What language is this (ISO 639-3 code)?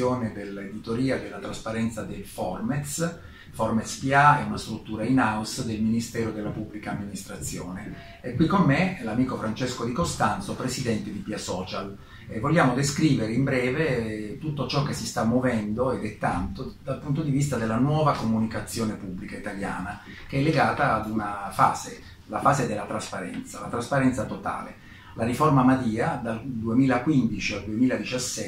ita